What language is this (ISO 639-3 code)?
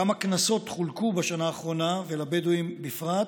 heb